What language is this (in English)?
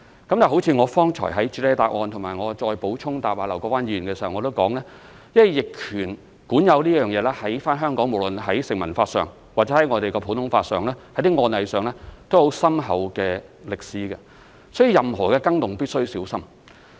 Cantonese